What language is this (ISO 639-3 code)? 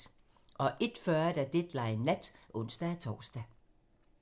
dan